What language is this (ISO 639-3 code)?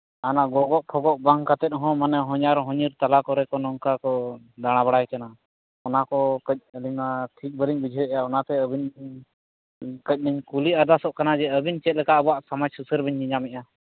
sat